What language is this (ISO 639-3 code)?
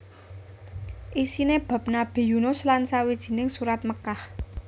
jav